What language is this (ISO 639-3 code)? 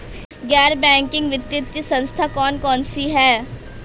hin